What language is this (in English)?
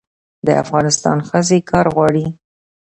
Pashto